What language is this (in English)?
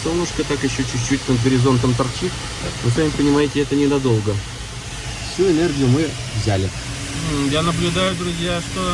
Russian